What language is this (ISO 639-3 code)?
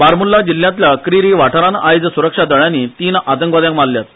kok